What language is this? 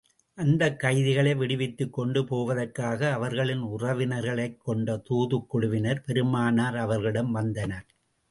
Tamil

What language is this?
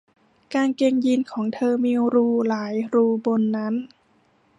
Thai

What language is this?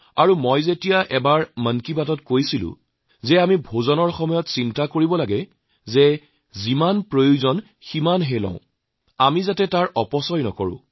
Assamese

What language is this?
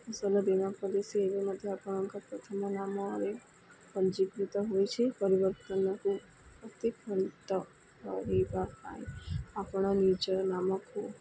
Odia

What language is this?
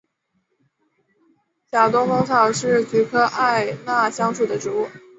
Chinese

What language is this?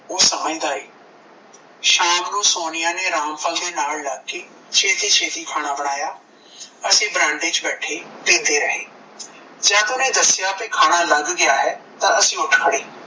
Punjabi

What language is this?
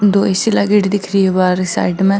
Marwari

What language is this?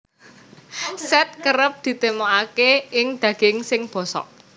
Javanese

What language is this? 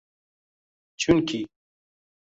Uzbek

